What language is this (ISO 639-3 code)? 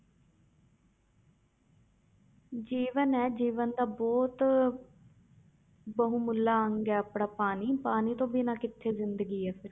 pan